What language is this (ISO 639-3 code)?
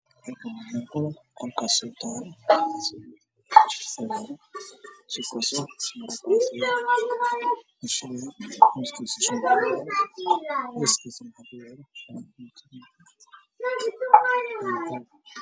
som